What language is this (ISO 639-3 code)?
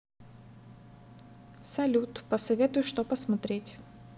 rus